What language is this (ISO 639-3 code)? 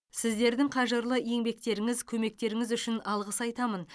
kaz